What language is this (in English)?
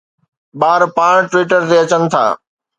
Sindhi